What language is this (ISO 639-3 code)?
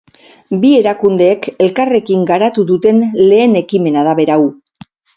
eus